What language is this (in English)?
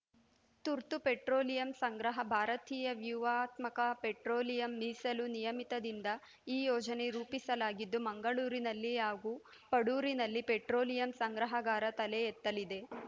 Kannada